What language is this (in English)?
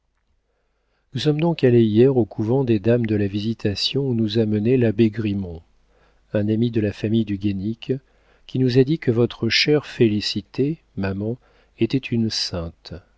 French